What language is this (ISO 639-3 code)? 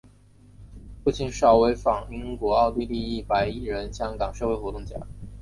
zho